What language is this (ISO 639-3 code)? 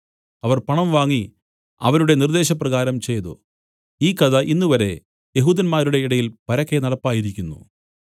mal